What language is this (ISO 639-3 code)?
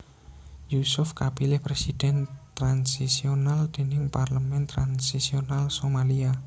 jav